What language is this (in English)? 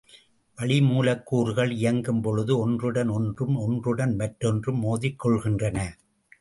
Tamil